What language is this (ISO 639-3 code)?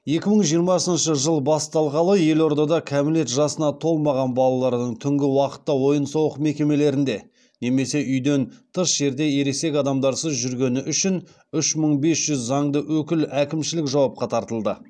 kaz